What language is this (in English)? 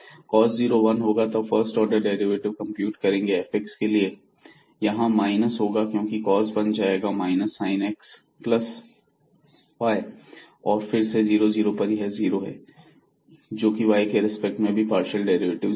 Hindi